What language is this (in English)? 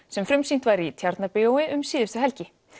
Icelandic